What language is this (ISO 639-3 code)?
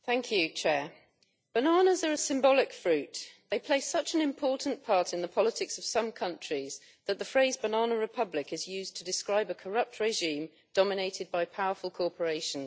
eng